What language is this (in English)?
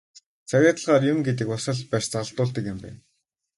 Mongolian